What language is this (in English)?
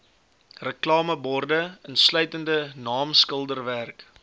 Afrikaans